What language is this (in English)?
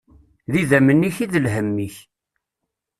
Kabyle